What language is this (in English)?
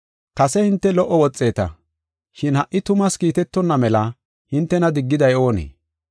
Gofa